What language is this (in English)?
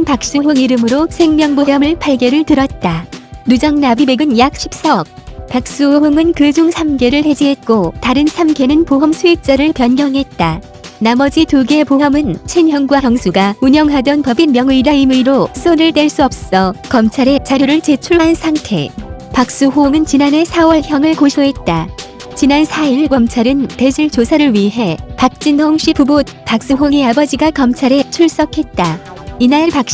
Korean